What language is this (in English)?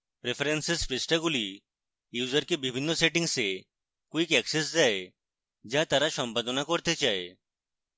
Bangla